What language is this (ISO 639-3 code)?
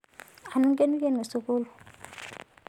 mas